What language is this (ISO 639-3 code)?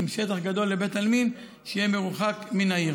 heb